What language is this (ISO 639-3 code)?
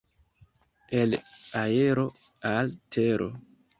epo